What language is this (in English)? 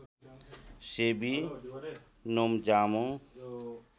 Nepali